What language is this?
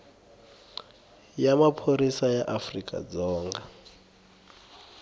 Tsonga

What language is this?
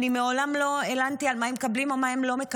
Hebrew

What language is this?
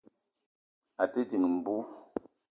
Eton (Cameroon)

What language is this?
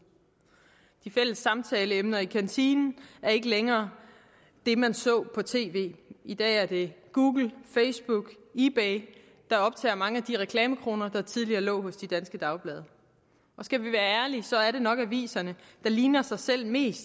Danish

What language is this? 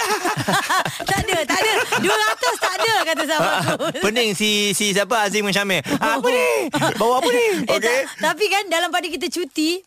Malay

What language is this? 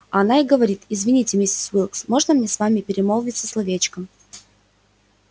Russian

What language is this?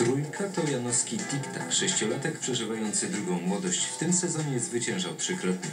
Polish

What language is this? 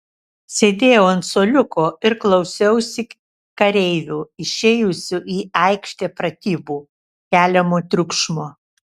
Lithuanian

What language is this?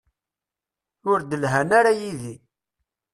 Kabyle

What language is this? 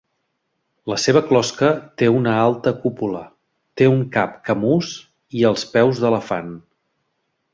Catalan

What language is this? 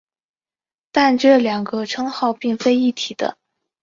Chinese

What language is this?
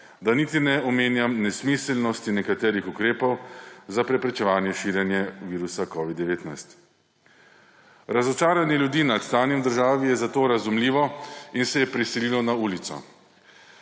Slovenian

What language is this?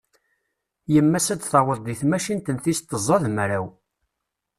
Kabyle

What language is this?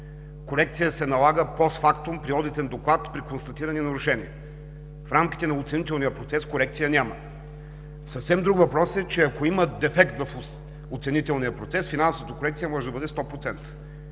Bulgarian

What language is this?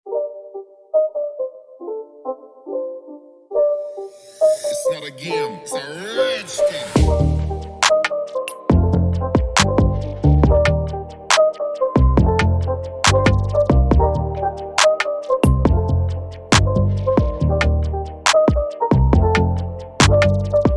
English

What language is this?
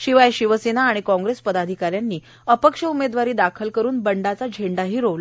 Marathi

